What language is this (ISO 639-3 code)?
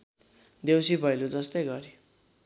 nep